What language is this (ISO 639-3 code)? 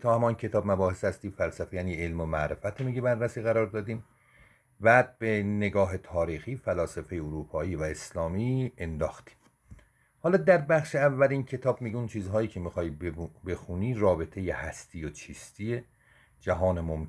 fas